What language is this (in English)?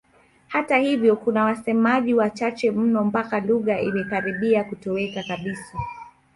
Swahili